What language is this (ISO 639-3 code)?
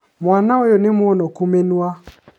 kik